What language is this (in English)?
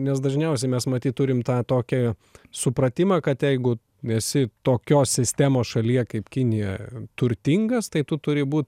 Lithuanian